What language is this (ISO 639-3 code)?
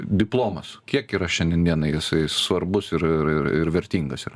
lit